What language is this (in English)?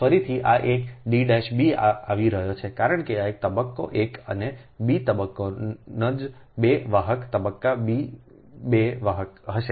Gujarati